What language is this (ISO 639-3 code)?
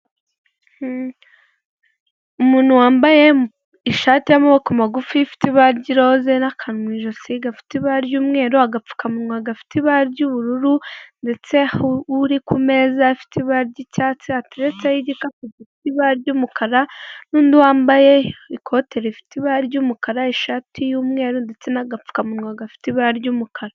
kin